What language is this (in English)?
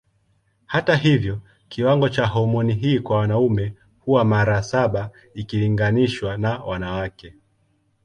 Swahili